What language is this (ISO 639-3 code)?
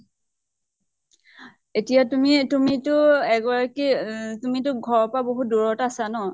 asm